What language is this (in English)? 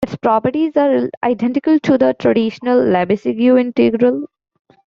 English